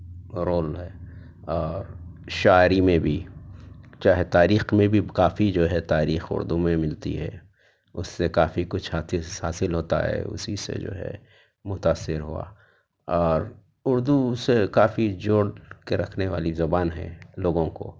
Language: Urdu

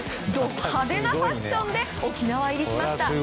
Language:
Japanese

